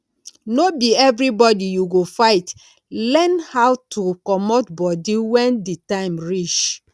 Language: Nigerian Pidgin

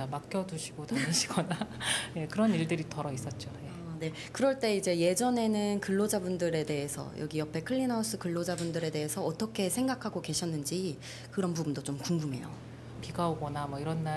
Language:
Korean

